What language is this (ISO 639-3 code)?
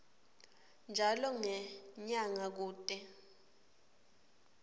ssw